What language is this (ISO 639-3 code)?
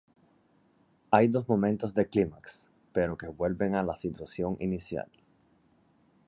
spa